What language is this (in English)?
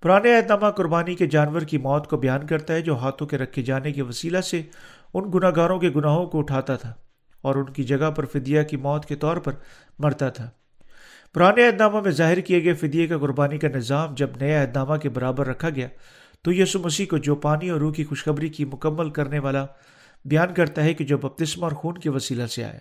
Urdu